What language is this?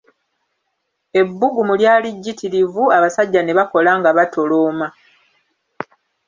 Ganda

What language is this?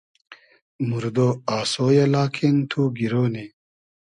Hazaragi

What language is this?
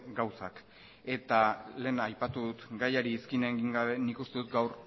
Basque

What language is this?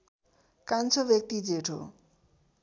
Nepali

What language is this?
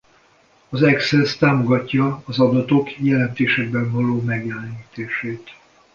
Hungarian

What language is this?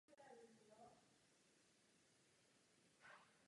Czech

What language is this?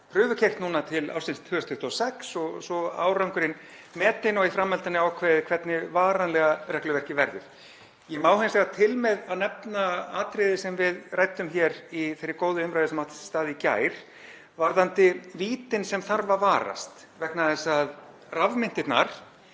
Icelandic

